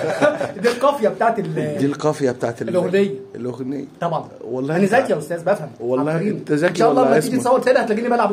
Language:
Arabic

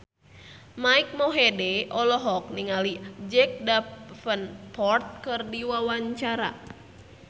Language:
Sundanese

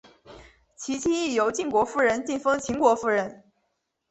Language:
Chinese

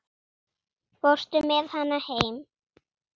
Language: Icelandic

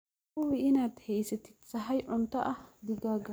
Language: Somali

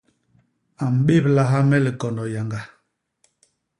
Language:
Basaa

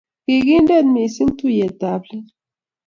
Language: Kalenjin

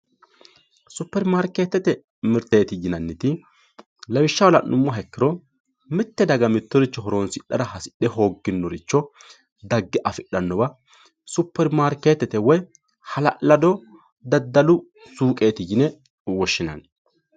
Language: Sidamo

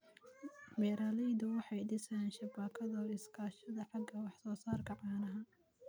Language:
Somali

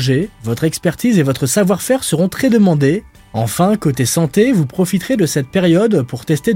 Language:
French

